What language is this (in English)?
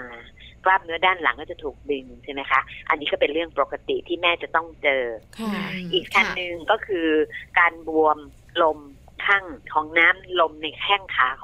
Thai